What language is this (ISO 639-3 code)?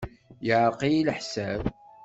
kab